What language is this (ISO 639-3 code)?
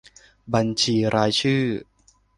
tha